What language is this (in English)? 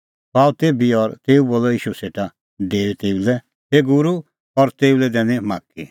Kullu Pahari